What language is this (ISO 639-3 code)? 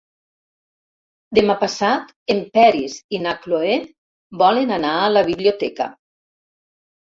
cat